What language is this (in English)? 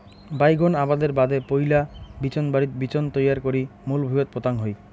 Bangla